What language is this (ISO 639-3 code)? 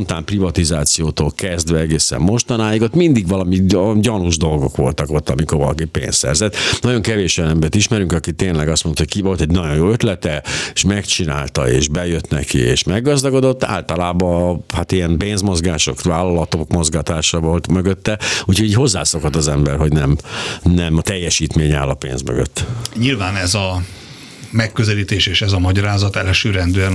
hun